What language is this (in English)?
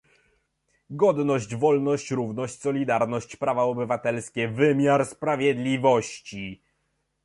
Polish